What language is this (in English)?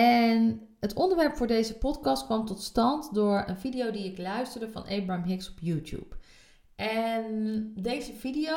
Dutch